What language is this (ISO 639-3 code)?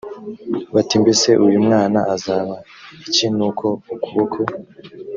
kin